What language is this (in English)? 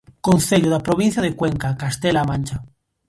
Galician